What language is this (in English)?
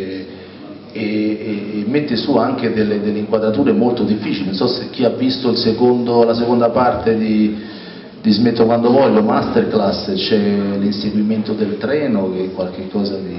Italian